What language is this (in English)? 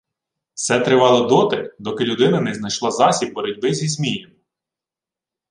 Ukrainian